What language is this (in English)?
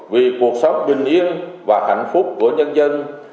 Vietnamese